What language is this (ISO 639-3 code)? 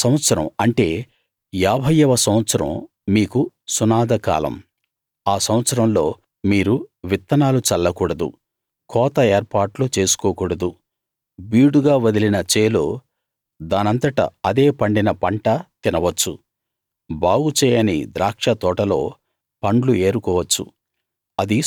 tel